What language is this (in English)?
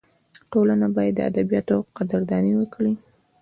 Pashto